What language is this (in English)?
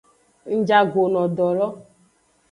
Aja (Benin)